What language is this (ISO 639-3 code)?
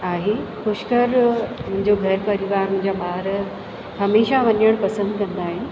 snd